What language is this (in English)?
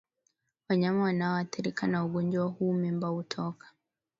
Swahili